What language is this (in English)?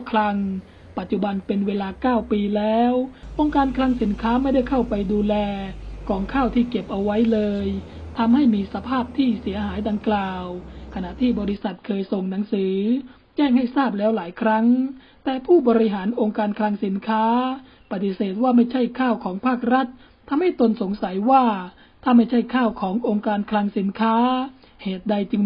Thai